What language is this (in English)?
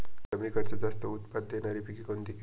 Marathi